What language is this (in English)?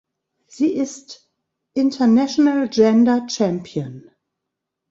German